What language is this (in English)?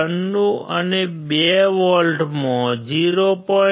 Gujarati